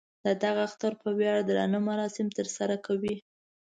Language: Pashto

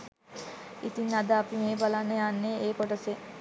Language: Sinhala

